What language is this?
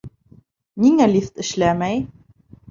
Bashkir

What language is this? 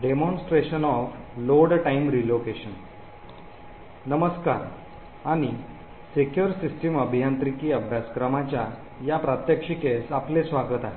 Marathi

